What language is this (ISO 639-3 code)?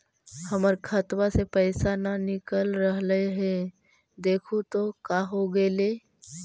mag